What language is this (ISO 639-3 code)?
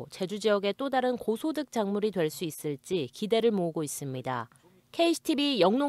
kor